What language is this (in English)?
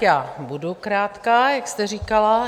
Czech